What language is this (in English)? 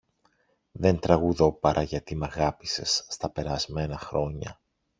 Greek